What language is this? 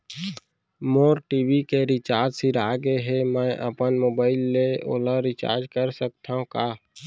Chhattisgarhi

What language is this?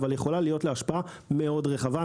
Hebrew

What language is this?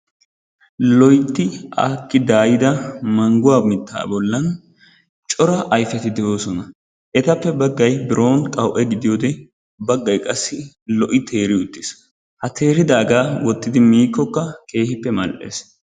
Wolaytta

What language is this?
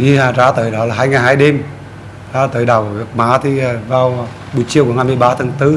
Vietnamese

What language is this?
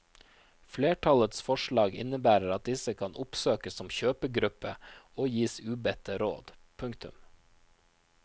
Norwegian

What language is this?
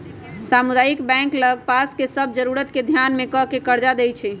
Magahi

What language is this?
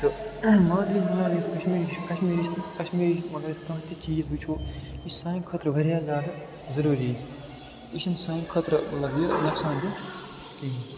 Kashmiri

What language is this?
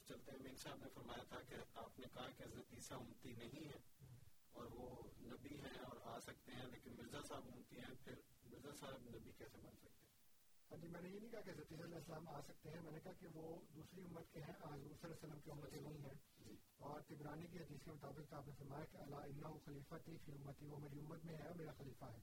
Urdu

